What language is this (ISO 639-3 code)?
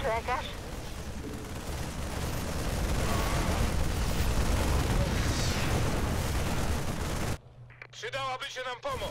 pol